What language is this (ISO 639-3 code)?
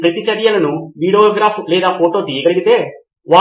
tel